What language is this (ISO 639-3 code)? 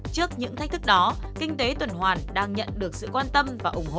vie